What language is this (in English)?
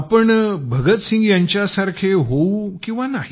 Marathi